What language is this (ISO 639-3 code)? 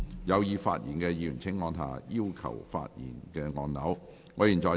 yue